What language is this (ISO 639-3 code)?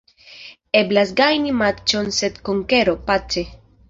epo